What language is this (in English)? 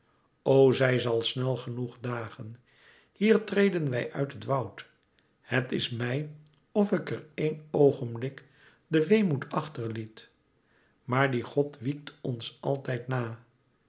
Dutch